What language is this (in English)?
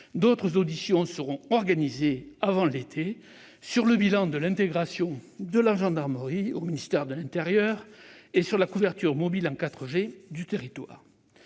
French